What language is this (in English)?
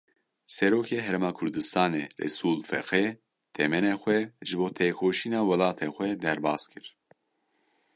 Kurdish